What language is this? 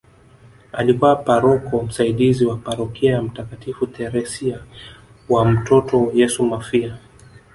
Swahili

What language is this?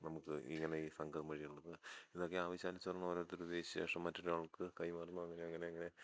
Malayalam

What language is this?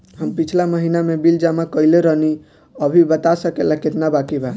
Bhojpuri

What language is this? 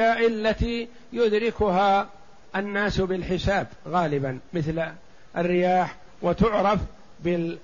Arabic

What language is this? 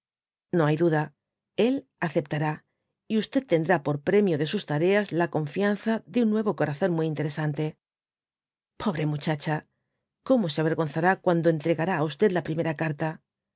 Spanish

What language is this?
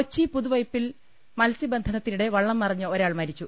Malayalam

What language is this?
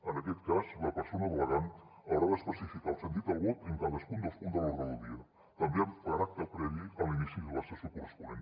Catalan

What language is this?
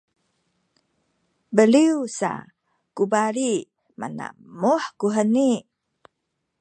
Sakizaya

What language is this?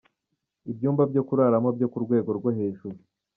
Kinyarwanda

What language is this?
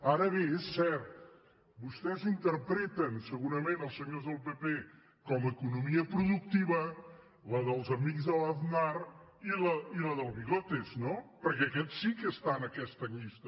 Catalan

